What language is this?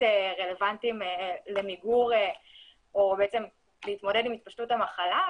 Hebrew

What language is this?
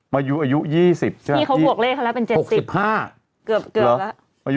Thai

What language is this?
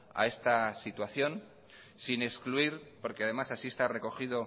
Spanish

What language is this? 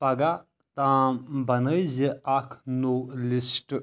Kashmiri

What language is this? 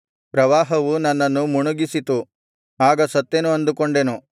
Kannada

